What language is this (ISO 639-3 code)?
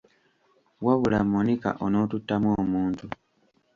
lug